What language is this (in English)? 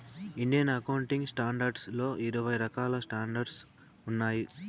Telugu